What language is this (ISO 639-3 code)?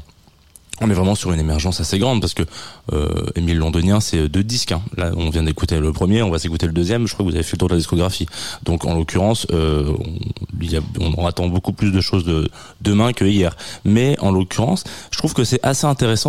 fra